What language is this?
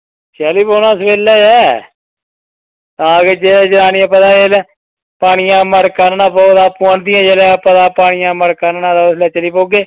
Dogri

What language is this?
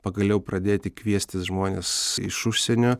Lithuanian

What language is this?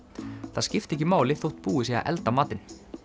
Icelandic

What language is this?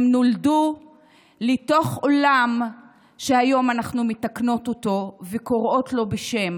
Hebrew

